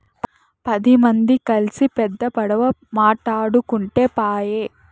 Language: Telugu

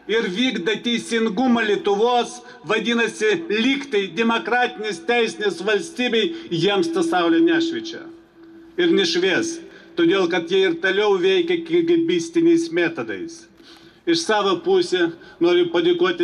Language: Russian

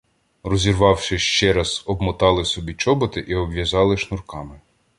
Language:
Ukrainian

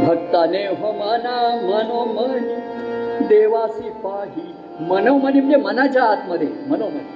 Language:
Marathi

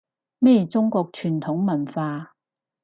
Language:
Cantonese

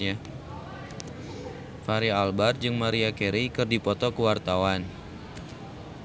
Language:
Sundanese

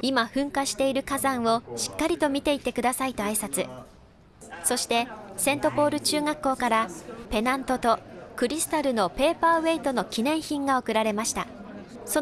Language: Japanese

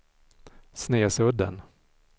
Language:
Swedish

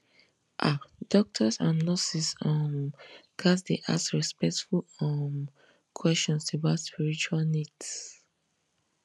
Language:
Nigerian Pidgin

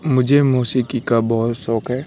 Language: Urdu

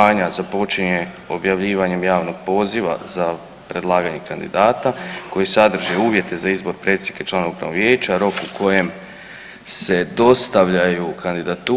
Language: Croatian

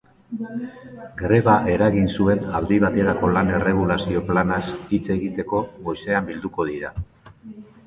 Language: Basque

